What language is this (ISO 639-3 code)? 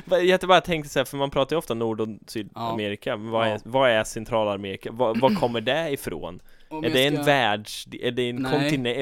swe